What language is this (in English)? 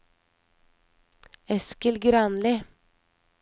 Norwegian